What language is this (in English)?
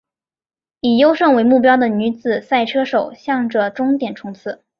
Chinese